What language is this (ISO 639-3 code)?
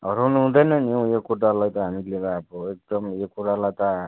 nep